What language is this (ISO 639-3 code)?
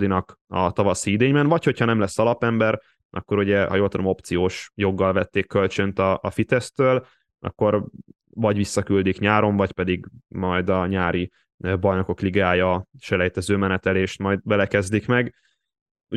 hun